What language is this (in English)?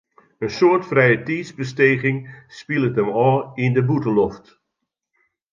Western Frisian